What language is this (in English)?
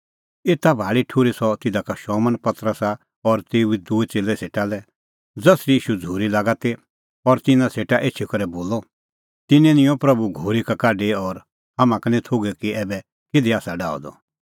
Kullu Pahari